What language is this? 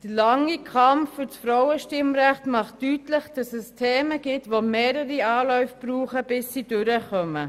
Swiss German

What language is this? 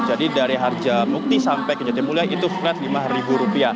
Indonesian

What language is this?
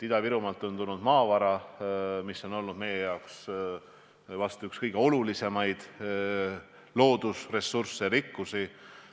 Estonian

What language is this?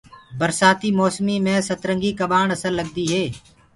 Gurgula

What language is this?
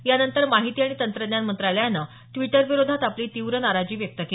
Marathi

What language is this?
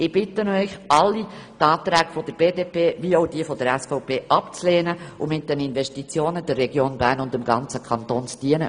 Swiss German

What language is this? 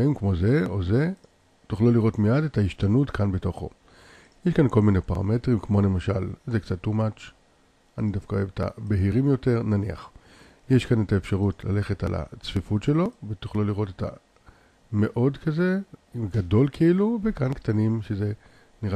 Hebrew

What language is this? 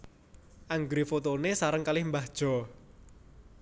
Javanese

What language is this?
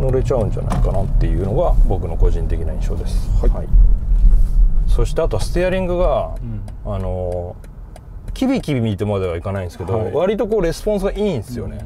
Japanese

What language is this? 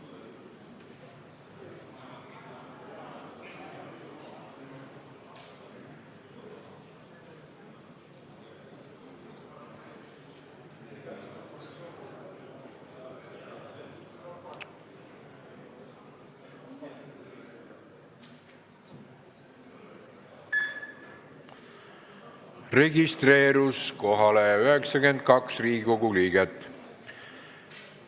Estonian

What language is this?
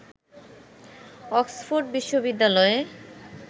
Bangla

